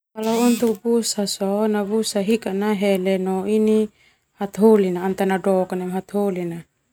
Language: Termanu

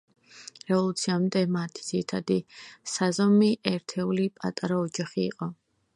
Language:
Georgian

